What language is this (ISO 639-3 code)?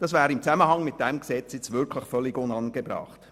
gsw